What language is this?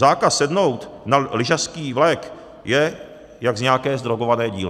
Czech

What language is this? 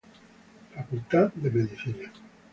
Spanish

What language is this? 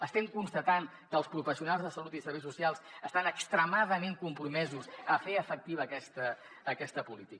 Catalan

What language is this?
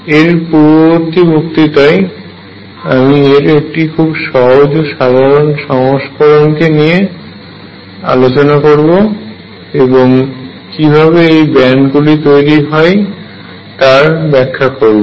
Bangla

